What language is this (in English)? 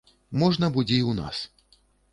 Belarusian